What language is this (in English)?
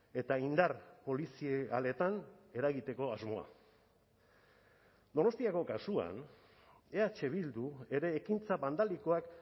Basque